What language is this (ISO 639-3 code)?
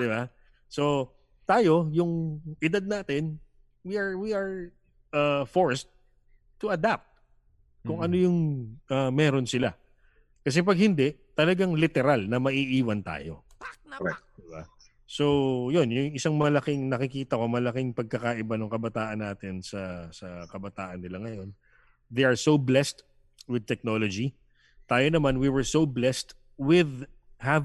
fil